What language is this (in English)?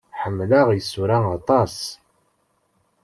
Kabyle